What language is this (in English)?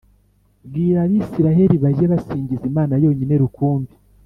Kinyarwanda